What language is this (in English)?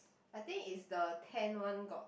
English